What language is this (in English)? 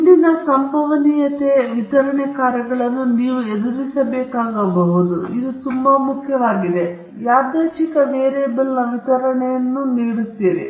Kannada